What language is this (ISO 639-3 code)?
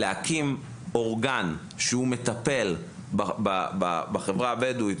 heb